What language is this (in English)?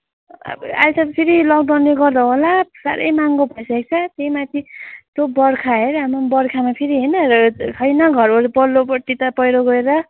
Nepali